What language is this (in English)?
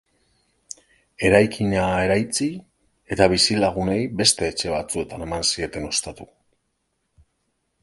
Basque